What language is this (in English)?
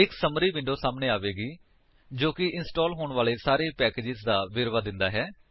Punjabi